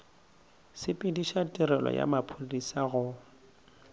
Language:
Northern Sotho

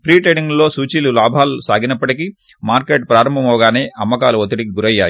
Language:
Telugu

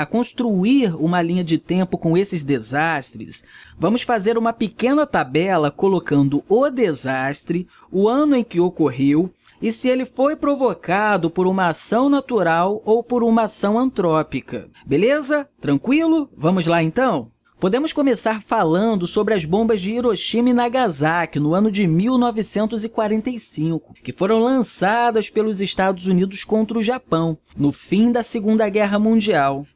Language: Portuguese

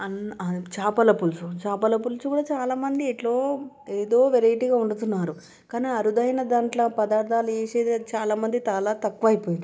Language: Telugu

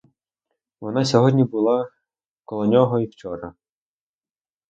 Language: Ukrainian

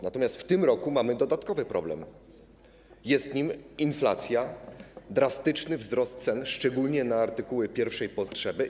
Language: Polish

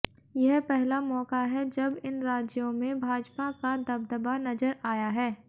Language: Hindi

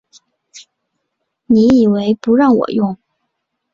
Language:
Chinese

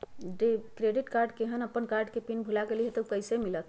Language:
Magahi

